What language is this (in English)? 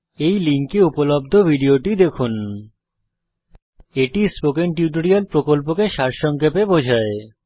Bangla